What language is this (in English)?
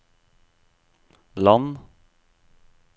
Norwegian